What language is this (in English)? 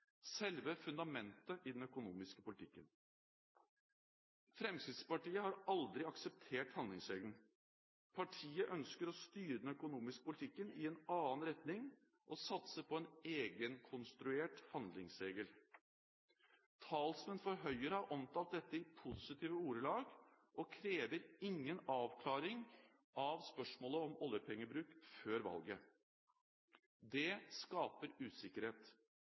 Norwegian Bokmål